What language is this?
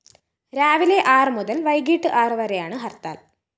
Malayalam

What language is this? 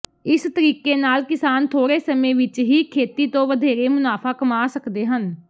Punjabi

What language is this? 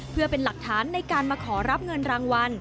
Thai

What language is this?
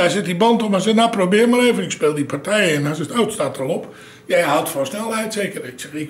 Dutch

